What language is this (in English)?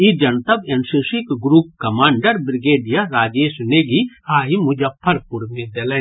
Maithili